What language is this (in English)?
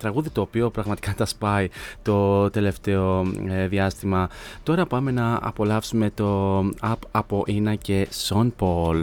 Greek